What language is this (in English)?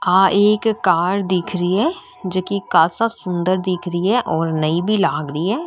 Marwari